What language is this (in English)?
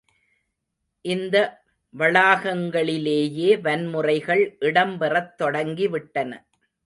Tamil